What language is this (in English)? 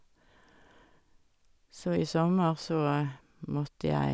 Norwegian